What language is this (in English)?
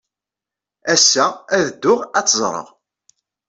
Kabyle